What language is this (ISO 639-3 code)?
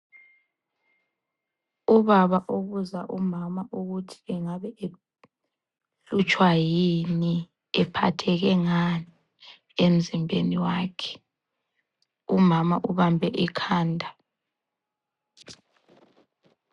nde